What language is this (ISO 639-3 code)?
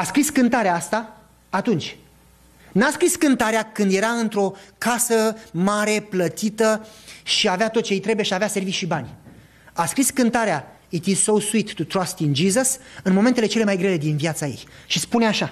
ron